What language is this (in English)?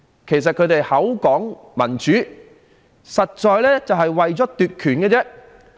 Cantonese